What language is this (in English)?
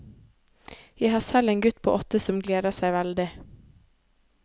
Norwegian